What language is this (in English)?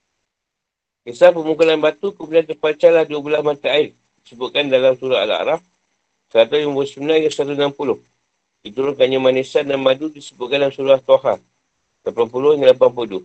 Malay